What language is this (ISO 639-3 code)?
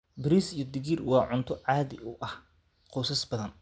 som